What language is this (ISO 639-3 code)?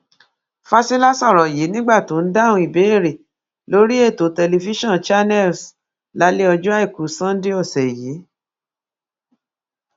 yor